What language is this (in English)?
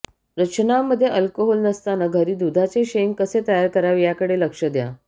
Marathi